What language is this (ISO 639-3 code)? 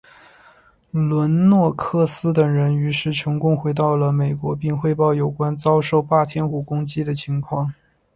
zho